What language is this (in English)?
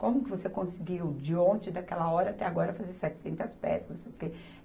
Portuguese